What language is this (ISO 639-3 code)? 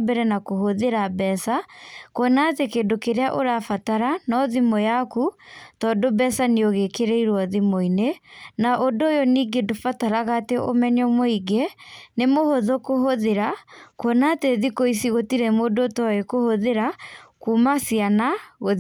kik